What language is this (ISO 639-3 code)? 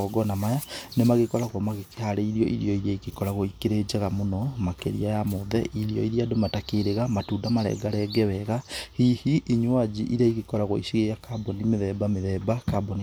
kik